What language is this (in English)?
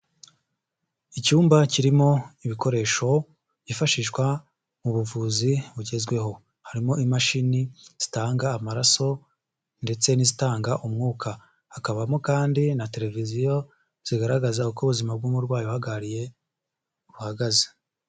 Kinyarwanda